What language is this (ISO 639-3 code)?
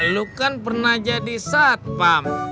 ind